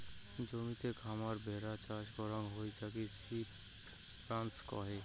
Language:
Bangla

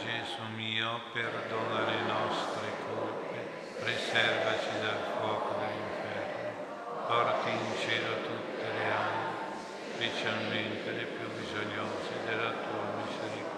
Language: Italian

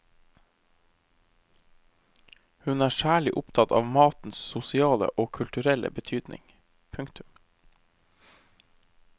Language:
Norwegian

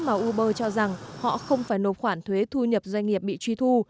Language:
Vietnamese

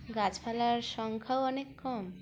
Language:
Bangla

